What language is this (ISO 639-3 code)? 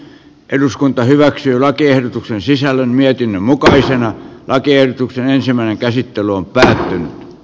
fin